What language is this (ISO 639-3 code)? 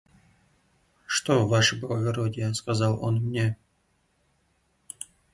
rus